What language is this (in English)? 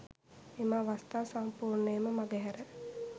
Sinhala